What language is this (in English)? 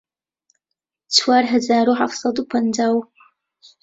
Central Kurdish